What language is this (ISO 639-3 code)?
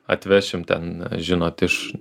lit